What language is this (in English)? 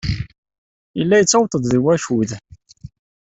Kabyle